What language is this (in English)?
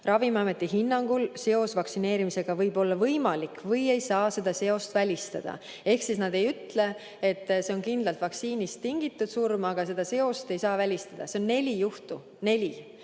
Estonian